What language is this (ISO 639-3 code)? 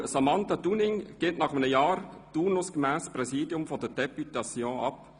gsw